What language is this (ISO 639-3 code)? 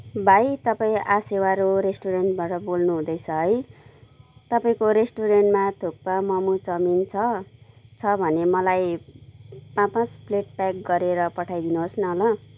nep